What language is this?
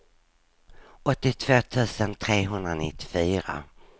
Swedish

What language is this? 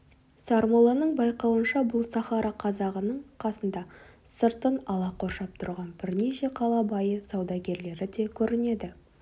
Kazakh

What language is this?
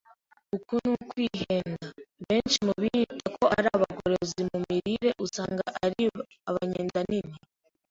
Kinyarwanda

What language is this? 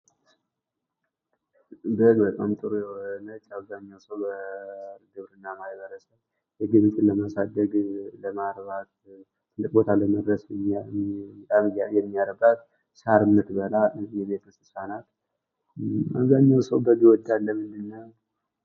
Amharic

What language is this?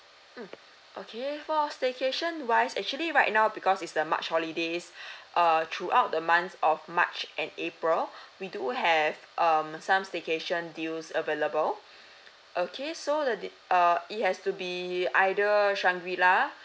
English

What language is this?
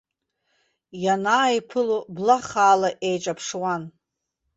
Abkhazian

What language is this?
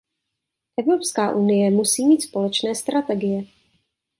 Czech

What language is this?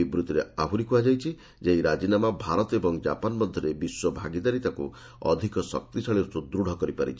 Odia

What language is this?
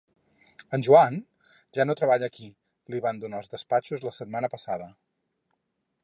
Catalan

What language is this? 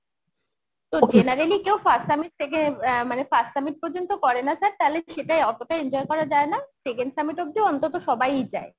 Bangla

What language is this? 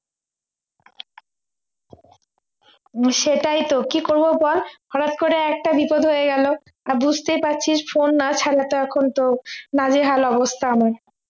Bangla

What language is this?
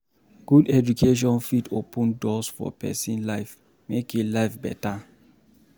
Nigerian Pidgin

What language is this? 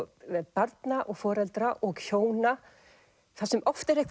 Icelandic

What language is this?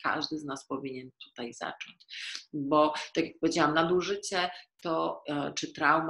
Polish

